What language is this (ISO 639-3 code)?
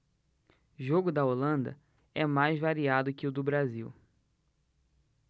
por